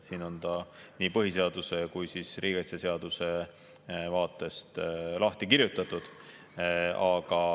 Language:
Estonian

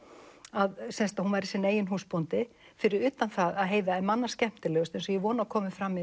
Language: Icelandic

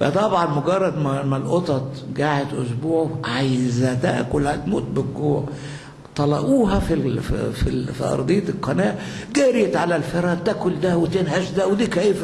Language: Arabic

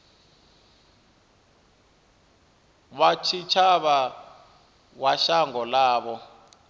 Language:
Venda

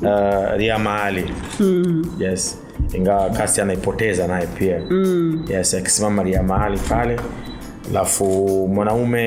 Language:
Swahili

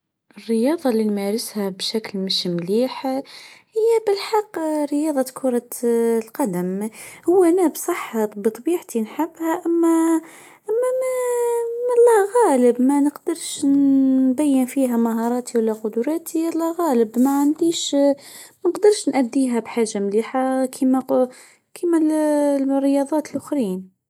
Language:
Tunisian Arabic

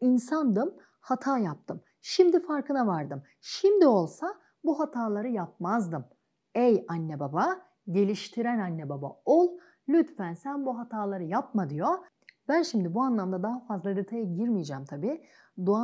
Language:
Turkish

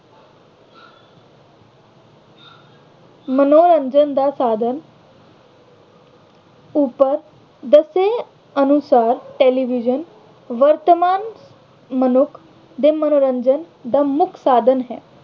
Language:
Punjabi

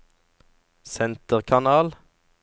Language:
Norwegian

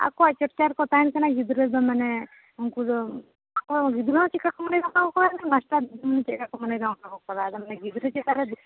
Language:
Santali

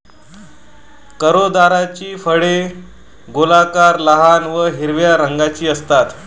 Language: Marathi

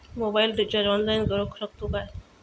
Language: Marathi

